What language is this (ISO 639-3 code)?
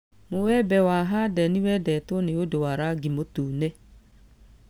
kik